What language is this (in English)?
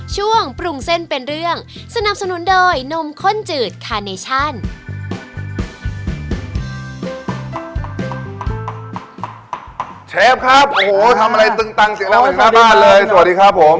Thai